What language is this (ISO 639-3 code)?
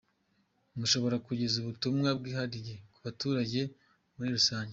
kin